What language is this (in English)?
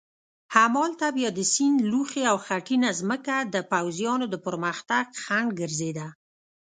Pashto